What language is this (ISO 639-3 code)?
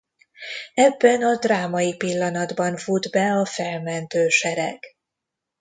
hun